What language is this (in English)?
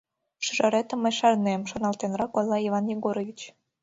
Mari